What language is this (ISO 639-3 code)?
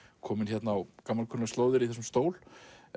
isl